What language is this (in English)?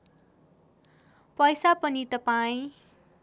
Nepali